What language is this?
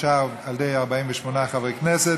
Hebrew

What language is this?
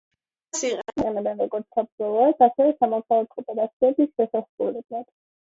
Georgian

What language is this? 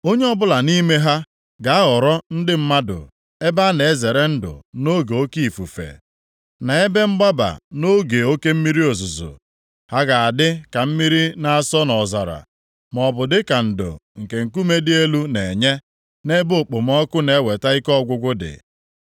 Igbo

